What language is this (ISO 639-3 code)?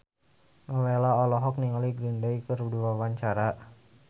sun